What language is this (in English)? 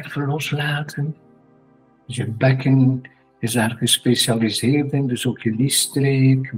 Dutch